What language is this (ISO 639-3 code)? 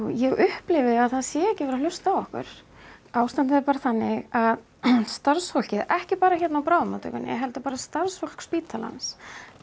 isl